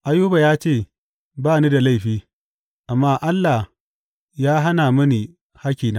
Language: Hausa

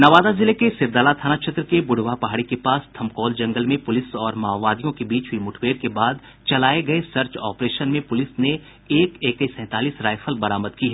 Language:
Hindi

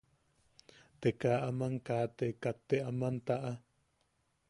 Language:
Yaqui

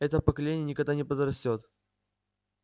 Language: Russian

